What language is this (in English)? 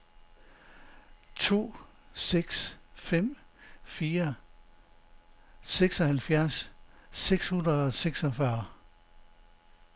Danish